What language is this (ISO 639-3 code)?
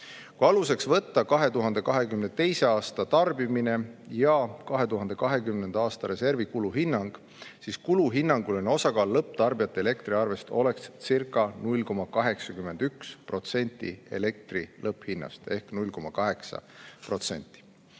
est